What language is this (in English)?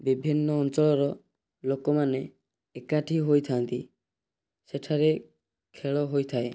Odia